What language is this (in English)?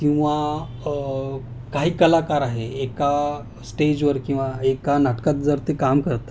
Marathi